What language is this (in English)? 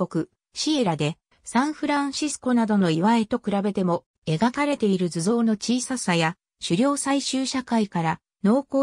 Japanese